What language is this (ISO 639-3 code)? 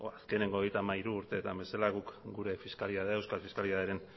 eus